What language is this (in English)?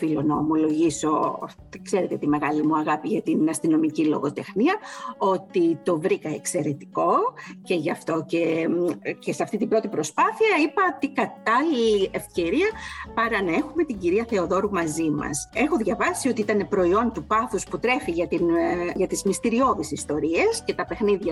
Greek